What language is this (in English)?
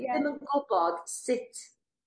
Welsh